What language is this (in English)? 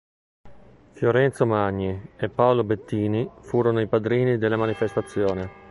Italian